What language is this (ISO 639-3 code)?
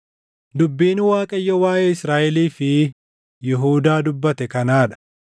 orm